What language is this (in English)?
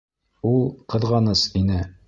Bashkir